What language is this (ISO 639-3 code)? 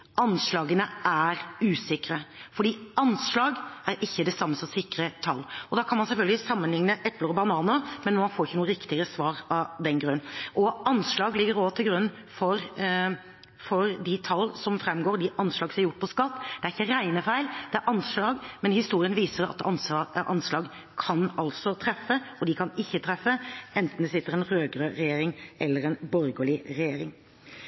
nob